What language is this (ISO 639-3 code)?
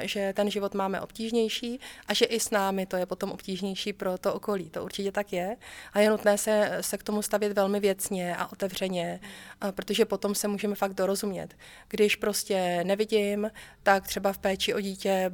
ces